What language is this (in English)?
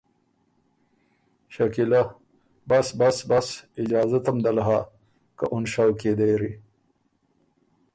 Ormuri